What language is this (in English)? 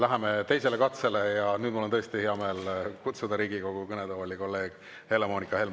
Estonian